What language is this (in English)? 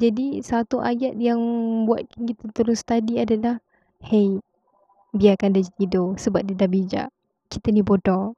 Malay